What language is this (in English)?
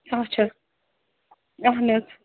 Kashmiri